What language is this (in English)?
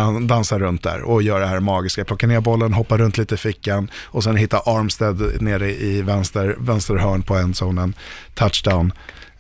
Swedish